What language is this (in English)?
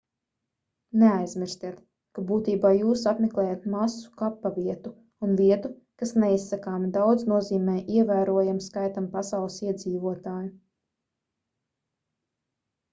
Latvian